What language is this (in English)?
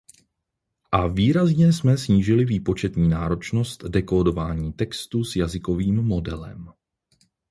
Czech